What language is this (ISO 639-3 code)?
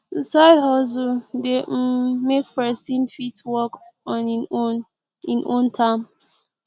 pcm